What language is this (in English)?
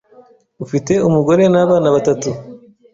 Kinyarwanda